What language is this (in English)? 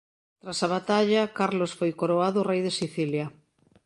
Galician